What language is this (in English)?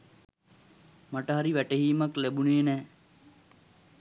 Sinhala